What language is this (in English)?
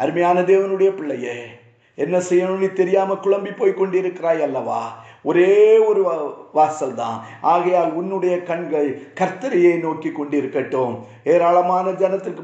Tamil